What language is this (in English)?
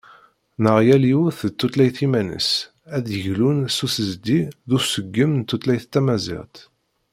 Kabyle